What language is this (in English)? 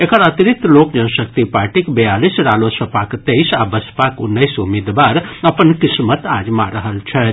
Maithili